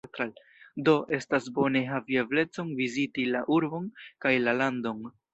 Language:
Esperanto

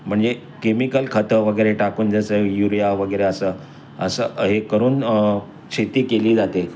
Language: Marathi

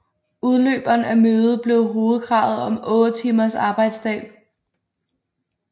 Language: Danish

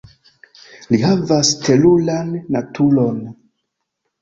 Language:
Esperanto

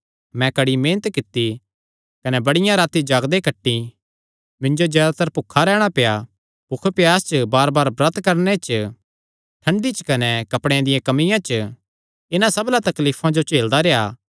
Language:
Kangri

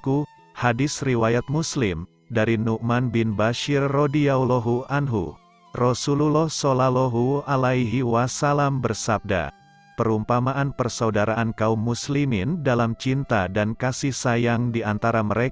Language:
Indonesian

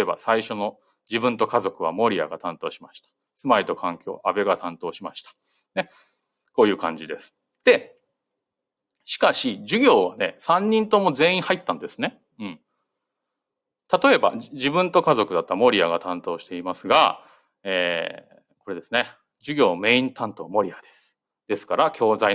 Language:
Japanese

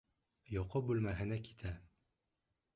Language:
Bashkir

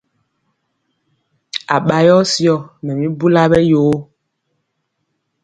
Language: Mpiemo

